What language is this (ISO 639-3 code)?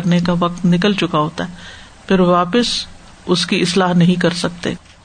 urd